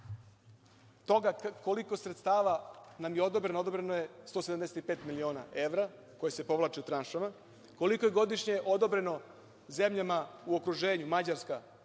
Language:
Serbian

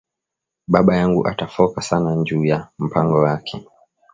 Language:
Swahili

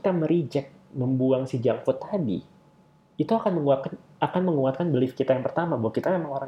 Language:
Indonesian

